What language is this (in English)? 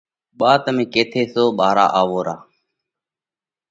Parkari Koli